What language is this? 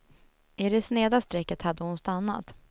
Swedish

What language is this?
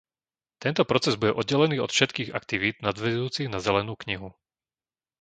Slovak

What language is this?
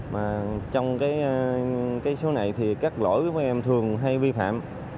Vietnamese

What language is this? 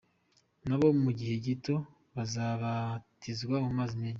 Kinyarwanda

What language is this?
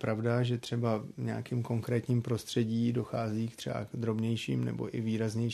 Czech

